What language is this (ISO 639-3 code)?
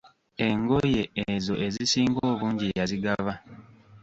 lug